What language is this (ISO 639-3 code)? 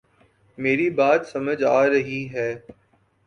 urd